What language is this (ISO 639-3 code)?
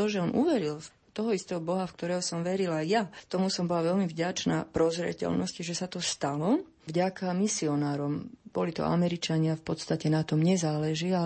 slk